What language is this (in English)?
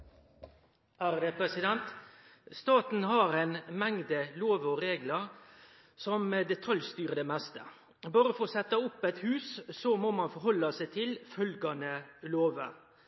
Norwegian